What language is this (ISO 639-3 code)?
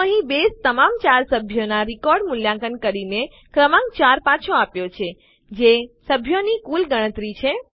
guj